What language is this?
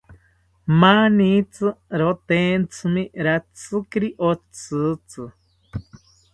South Ucayali Ashéninka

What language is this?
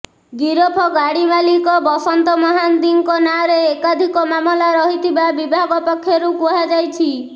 Odia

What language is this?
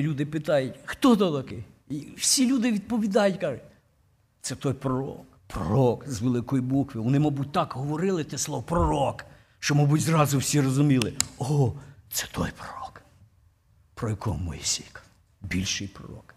Ukrainian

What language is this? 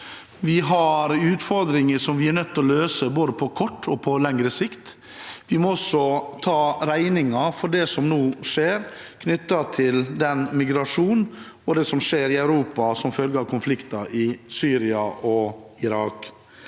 Norwegian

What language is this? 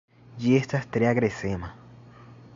Esperanto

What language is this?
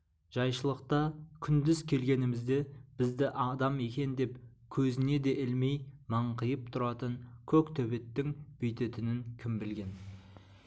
Kazakh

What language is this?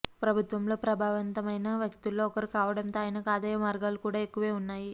Telugu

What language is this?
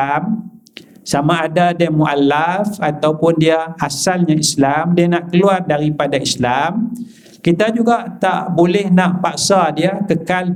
Malay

